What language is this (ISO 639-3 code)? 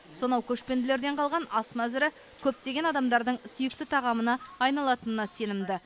kaz